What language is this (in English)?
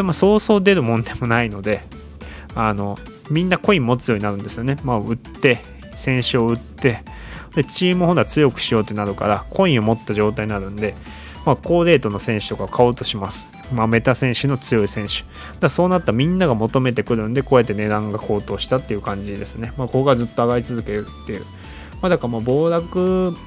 Japanese